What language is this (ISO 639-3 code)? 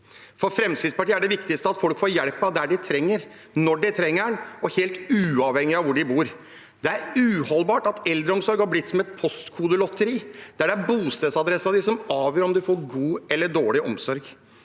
nor